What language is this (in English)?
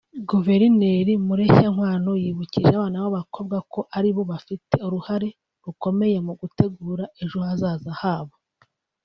Kinyarwanda